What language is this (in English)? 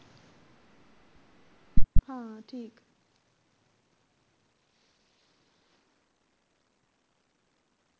Punjabi